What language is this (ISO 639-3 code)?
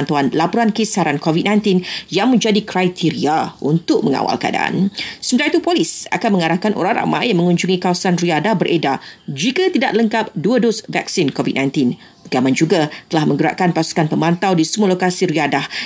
msa